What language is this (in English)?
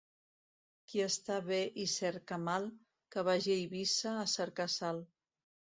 Catalan